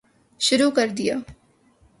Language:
Urdu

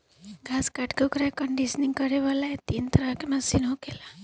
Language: Bhojpuri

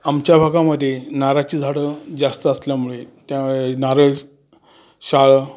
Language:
Marathi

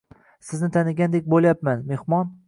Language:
Uzbek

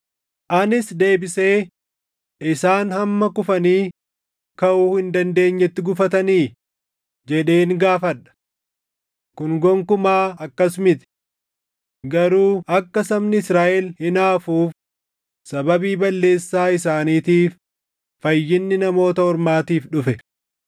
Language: Oromo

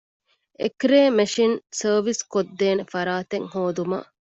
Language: Divehi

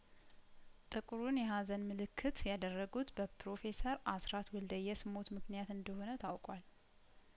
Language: Amharic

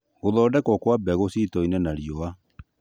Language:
Kikuyu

